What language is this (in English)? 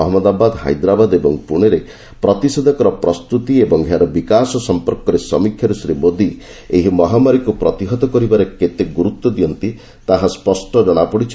Odia